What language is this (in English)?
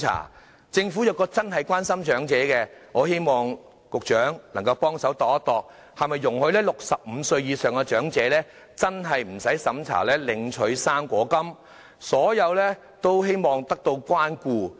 Cantonese